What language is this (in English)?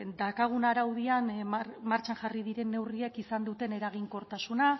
Basque